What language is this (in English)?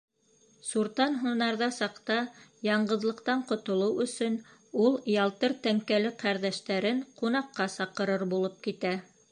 Bashkir